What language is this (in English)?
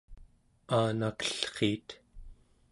Central Yupik